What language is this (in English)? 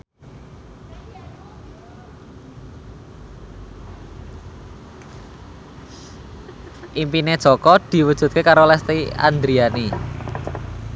Javanese